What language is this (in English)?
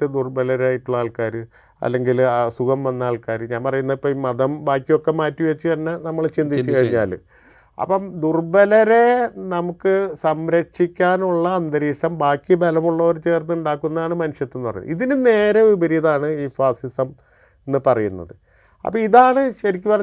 Malayalam